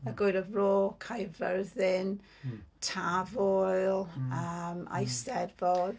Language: Welsh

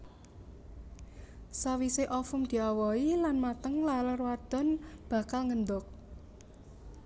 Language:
Javanese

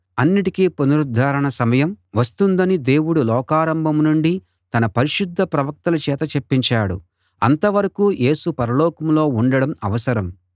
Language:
Telugu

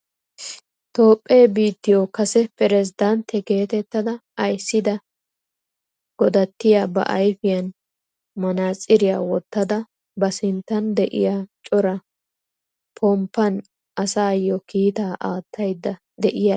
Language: Wolaytta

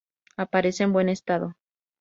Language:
Spanish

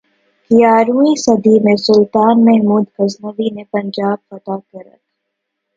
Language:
Urdu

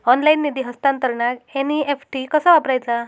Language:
Marathi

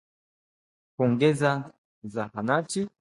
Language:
Swahili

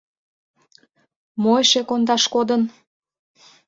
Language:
Mari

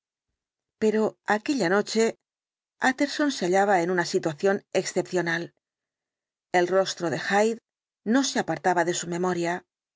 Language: Spanish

